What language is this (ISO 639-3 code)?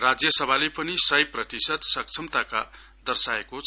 nep